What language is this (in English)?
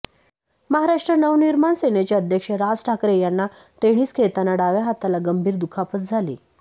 Marathi